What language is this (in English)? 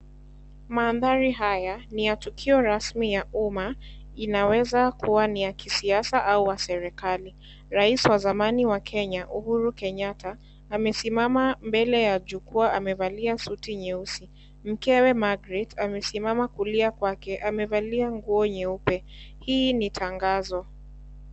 Swahili